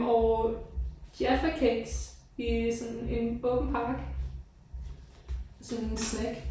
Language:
Danish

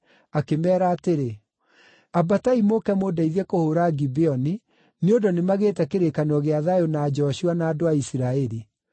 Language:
Kikuyu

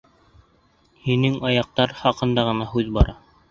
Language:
Bashkir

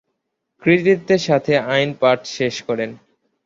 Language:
Bangla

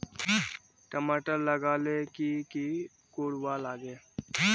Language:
Magahi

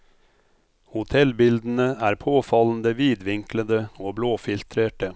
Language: Norwegian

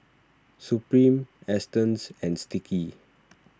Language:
English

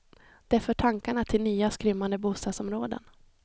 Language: Swedish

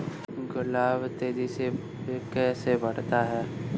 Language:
Hindi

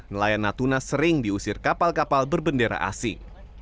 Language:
Indonesian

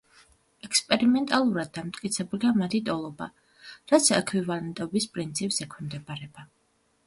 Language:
Georgian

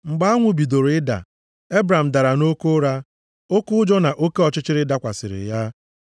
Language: Igbo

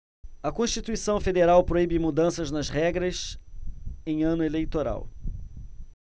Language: Portuguese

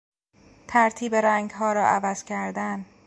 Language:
Persian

